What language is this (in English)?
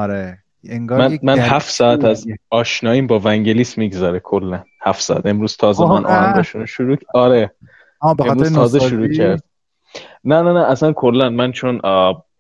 Persian